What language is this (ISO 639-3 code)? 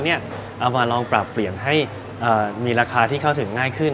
tha